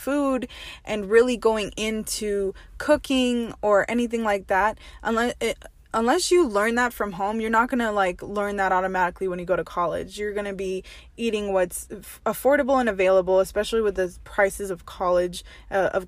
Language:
English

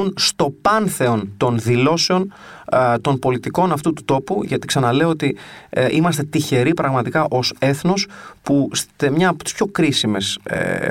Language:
Greek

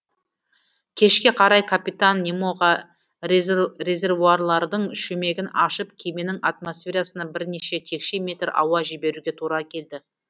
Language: Kazakh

